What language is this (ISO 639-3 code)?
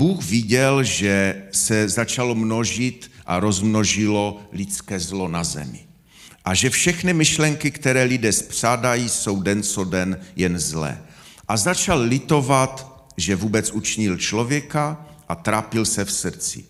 ces